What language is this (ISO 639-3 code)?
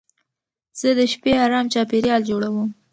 pus